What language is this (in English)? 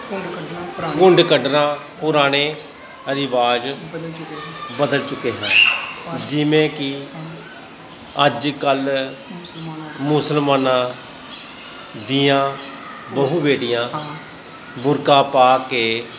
Punjabi